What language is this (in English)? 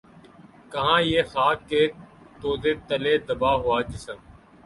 Urdu